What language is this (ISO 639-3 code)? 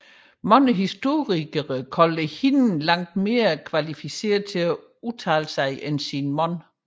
dan